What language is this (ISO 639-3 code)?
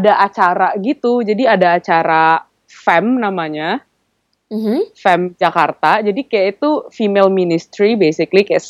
ind